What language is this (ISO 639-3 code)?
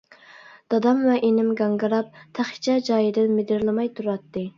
uig